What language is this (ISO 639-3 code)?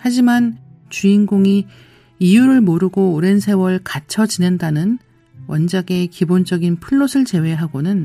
kor